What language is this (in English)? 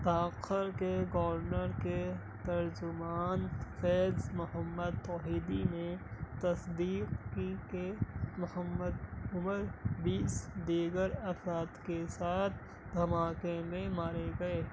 Urdu